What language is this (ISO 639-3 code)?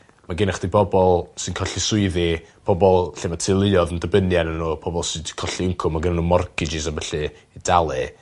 cym